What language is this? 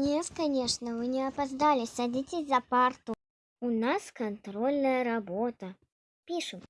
Russian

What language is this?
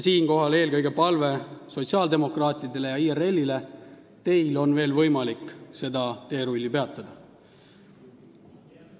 Estonian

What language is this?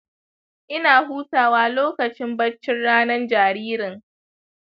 Hausa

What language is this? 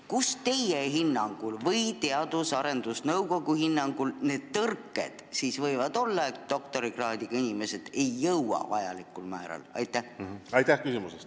Estonian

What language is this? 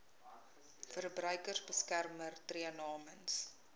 Afrikaans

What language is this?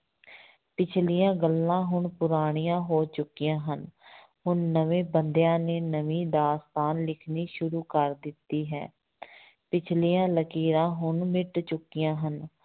Punjabi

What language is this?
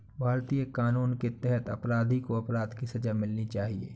Hindi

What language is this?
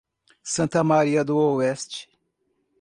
Portuguese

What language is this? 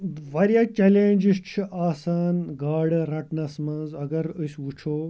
Kashmiri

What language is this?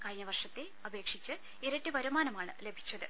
Malayalam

